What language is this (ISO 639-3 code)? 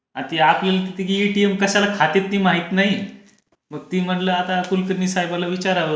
mar